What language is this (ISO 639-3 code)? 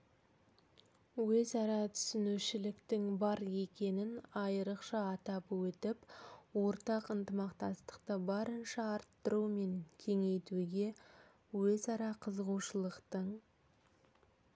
kaz